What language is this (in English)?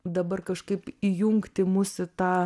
Lithuanian